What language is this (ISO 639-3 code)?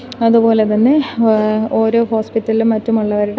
mal